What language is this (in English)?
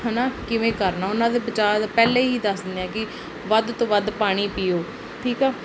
Punjabi